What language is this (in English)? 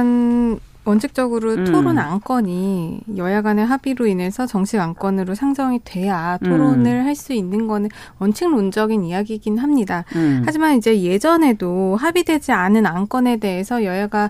Korean